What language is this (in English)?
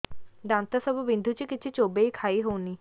Odia